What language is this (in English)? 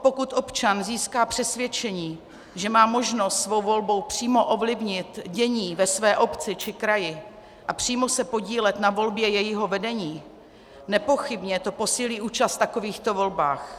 Czech